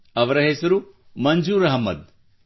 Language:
Kannada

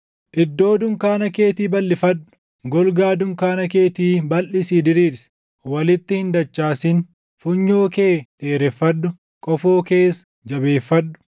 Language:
Oromo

